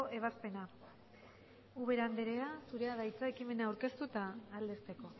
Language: Basque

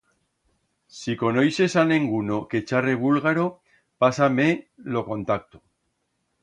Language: Aragonese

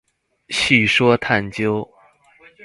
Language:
Chinese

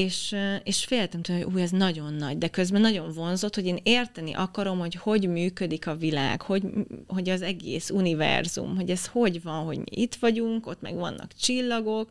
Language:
Hungarian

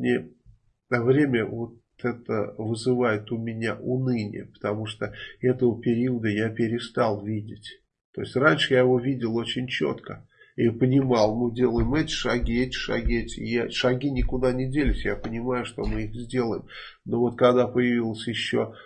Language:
Russian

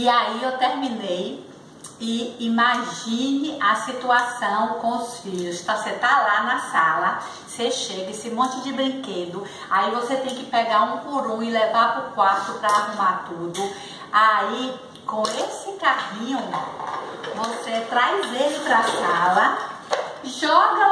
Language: Portuguese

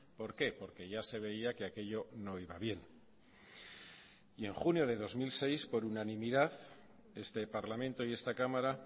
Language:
Spanish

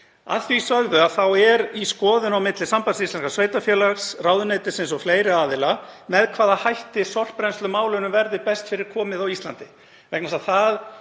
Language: Icelandic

